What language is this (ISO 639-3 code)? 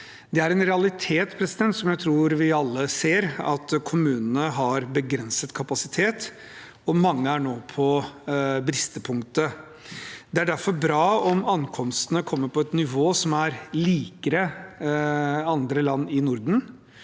nor